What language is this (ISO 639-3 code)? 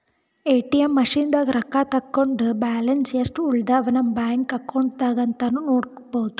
kan